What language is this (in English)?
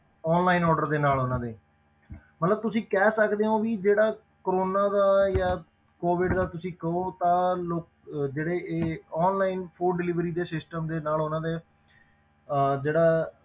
Punjabi